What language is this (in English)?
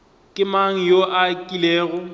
Northern Sotho